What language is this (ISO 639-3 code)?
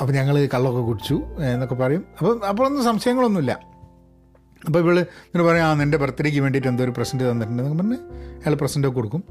mal